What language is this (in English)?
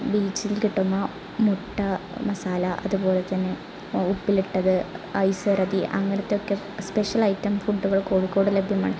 Malayalam